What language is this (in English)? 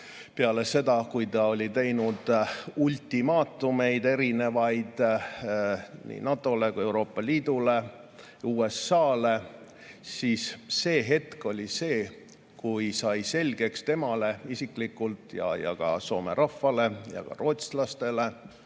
Estonian